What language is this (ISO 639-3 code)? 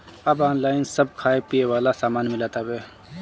bho